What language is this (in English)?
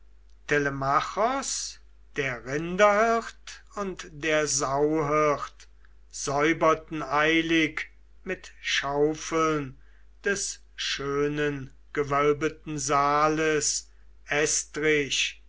German